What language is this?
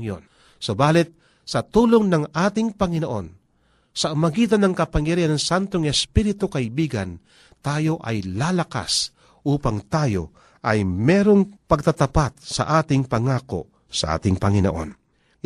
Filipino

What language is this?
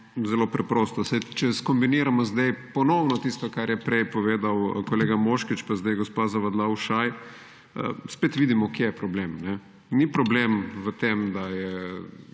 Slovenian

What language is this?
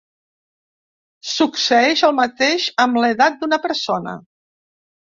Catalan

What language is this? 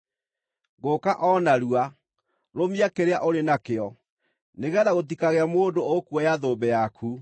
Kikuyu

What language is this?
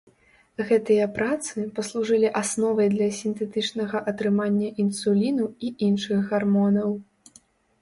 Belarusian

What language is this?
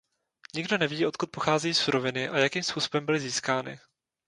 Czech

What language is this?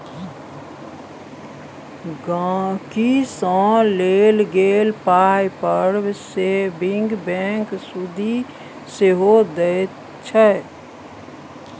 Maithili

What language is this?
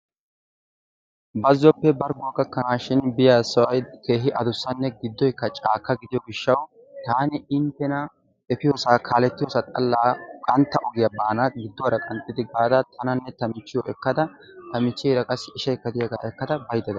Wolaytta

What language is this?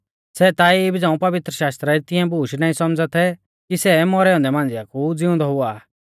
Mahasu Pahari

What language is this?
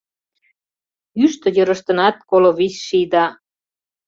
Mari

